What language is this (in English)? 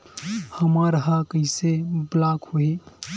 Chhattisgarhi